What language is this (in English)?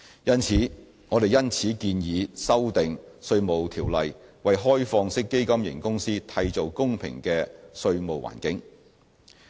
Cantonese